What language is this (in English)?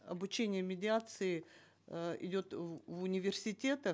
Kazakh